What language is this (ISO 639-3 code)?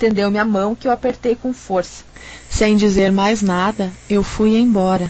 por